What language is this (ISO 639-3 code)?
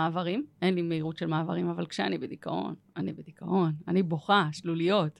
heb